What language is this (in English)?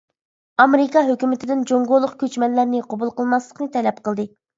Uyghur